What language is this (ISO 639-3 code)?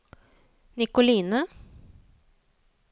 nor